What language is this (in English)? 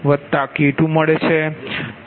Gujarati